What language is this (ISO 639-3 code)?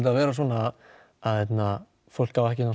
isl